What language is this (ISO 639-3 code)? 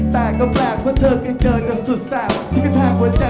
tha